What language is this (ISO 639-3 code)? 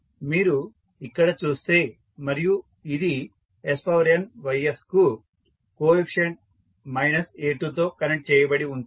tel